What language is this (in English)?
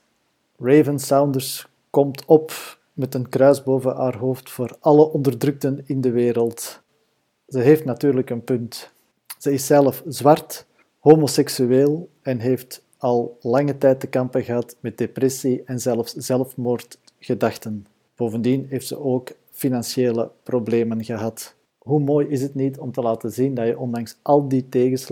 Dutch